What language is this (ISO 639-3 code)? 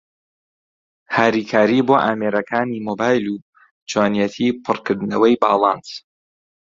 ckb